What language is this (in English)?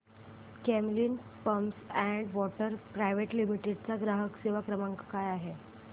Marathi